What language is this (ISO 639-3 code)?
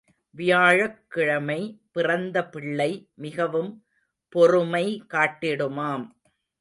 tam